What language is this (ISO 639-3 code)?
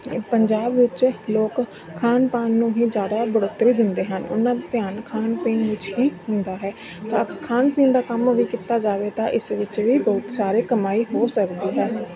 pan